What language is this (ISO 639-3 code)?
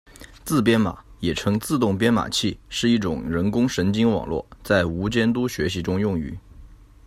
zho